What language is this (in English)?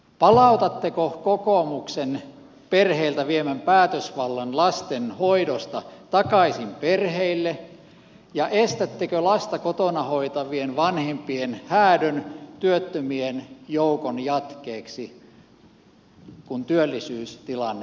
Finnish